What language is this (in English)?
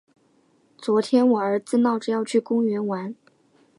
Chinese